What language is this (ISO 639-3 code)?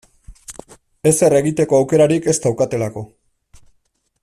eus